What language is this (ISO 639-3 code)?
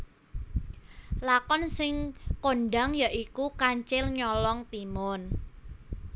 jav